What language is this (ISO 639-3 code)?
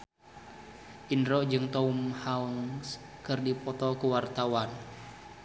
sun